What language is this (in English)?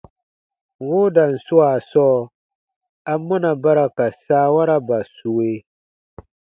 Baatonum